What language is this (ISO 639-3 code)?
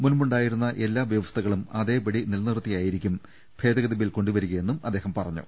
mal